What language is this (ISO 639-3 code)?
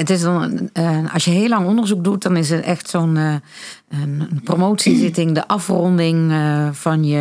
nld